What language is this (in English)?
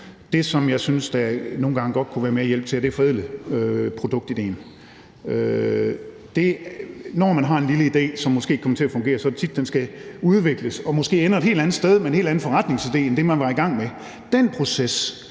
Danish